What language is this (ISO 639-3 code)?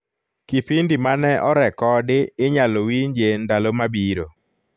luo